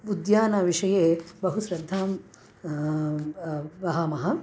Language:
Sanskrit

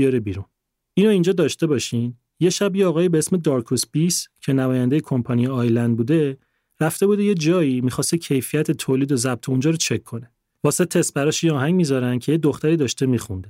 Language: Persian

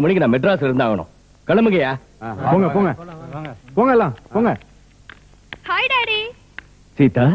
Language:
Tamil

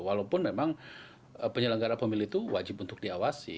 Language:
Indonesian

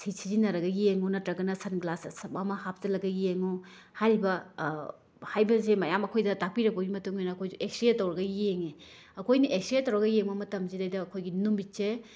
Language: Manipuri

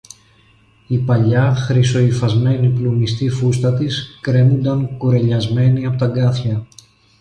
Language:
Greek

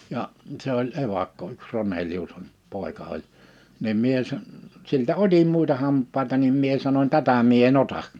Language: Finnish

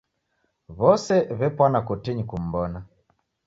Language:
Taita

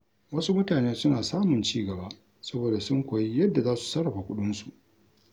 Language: Hausa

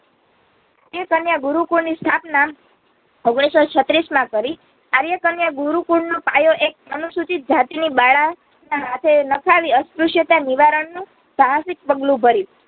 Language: Gujarati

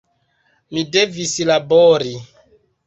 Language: Esperanto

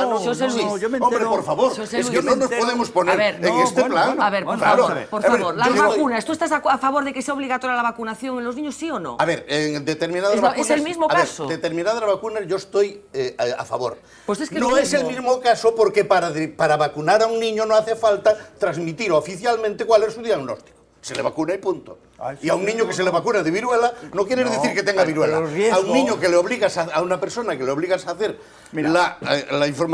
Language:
Spanish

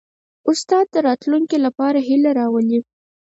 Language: Pashto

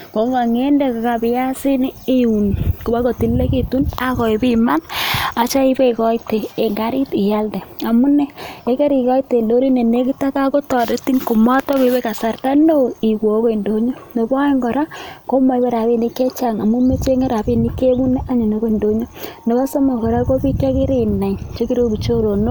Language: Kalenjin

